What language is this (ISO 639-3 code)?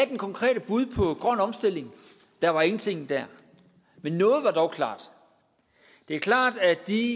dan